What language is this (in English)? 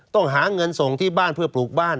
Thai